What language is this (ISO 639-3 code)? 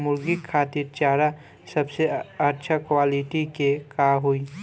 bho